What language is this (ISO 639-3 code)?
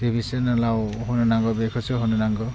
brx